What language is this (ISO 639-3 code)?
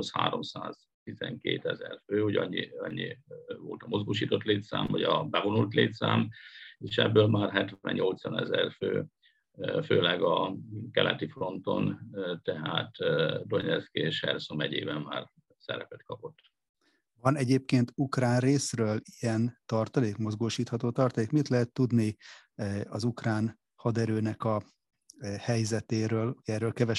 hun